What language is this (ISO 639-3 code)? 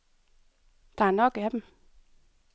dan